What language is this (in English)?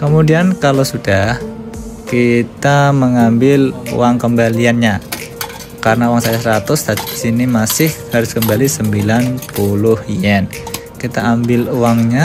Indonesian